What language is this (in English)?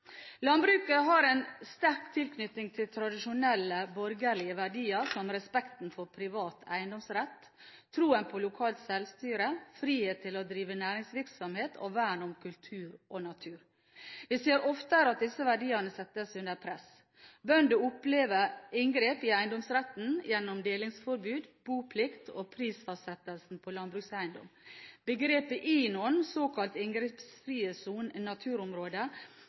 Norwegian Bokmål